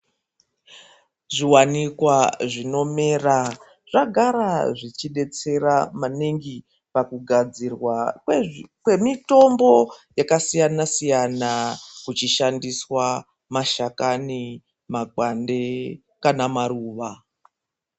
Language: Ndau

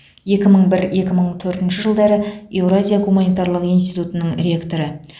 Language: Kazakh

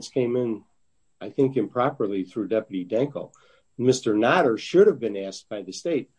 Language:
English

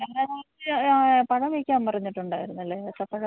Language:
Malayalam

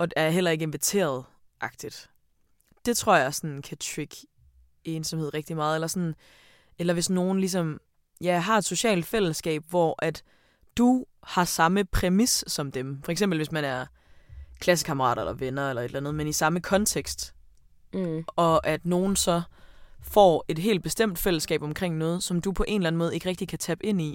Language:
Danish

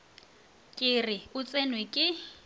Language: Northern Sotho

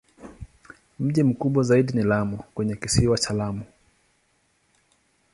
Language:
Swahili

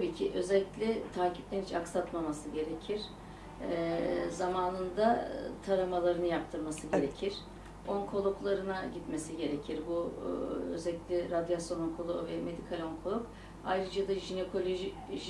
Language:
Turkish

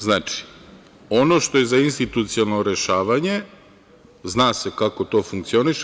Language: Serbian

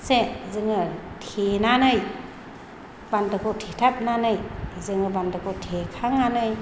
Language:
Bodo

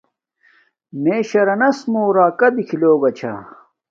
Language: Domaaki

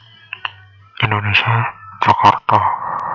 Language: Javanese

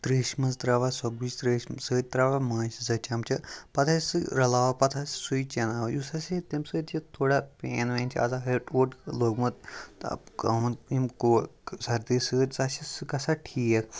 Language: Kashmiri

